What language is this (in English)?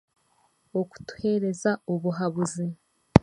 Chiga